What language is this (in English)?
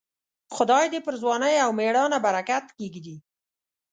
Pashto